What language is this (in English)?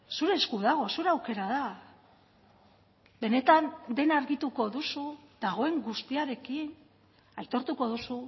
Basque